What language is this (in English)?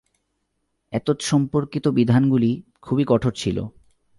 Bangla